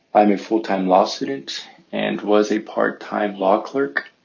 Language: English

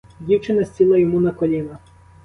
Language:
Ukrainian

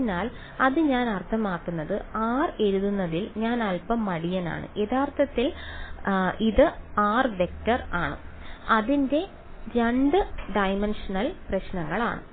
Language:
Malayalam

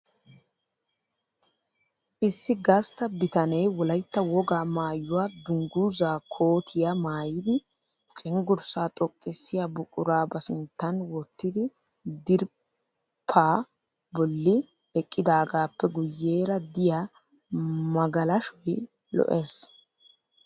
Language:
Wolaytta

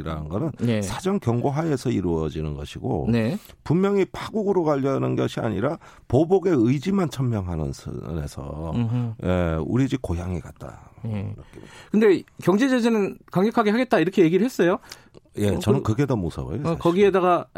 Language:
Korean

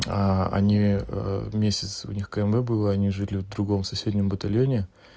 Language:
Russian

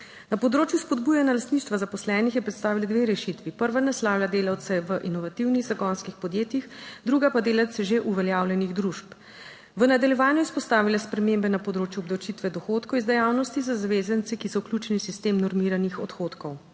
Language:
Slovenian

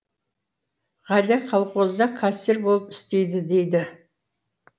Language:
Kazakh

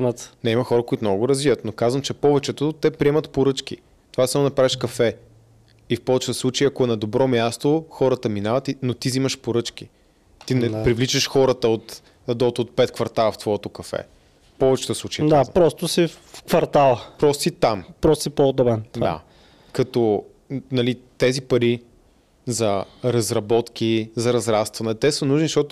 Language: Bulgarian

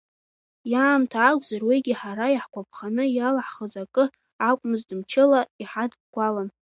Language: Abkhazian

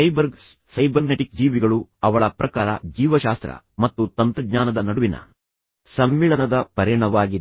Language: Kannada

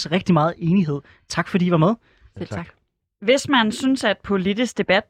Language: Danish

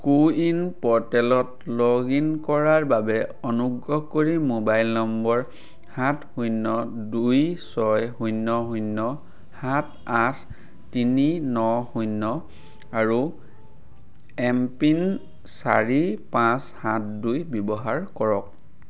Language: Assamese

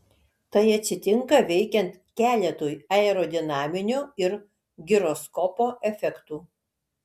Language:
Lithuanian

